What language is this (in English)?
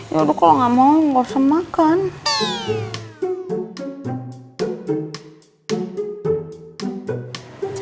Indonesian